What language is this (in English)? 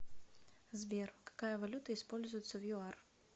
Russian